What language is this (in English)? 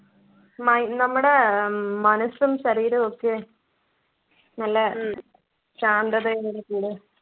Malayalam